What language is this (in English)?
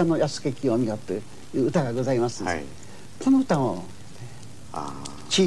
Japanese